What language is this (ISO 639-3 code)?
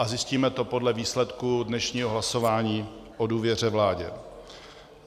ces